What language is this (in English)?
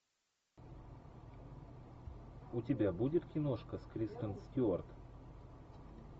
Russian